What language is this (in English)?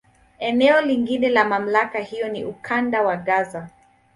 Swahili